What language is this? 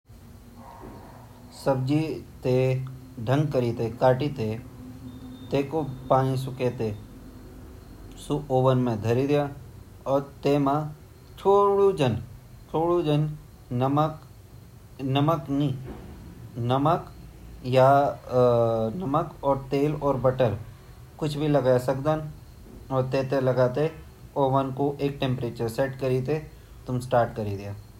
Garhwali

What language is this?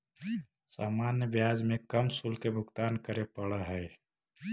Magahi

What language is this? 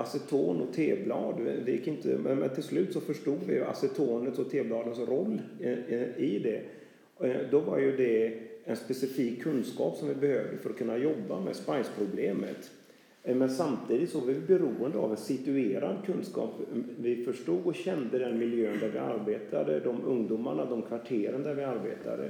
Swedish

